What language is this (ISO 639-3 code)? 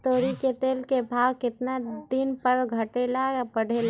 mag